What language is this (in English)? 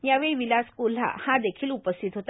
Marathi